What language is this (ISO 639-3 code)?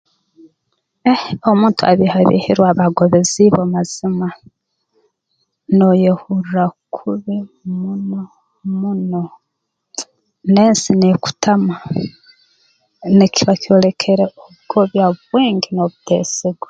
ttj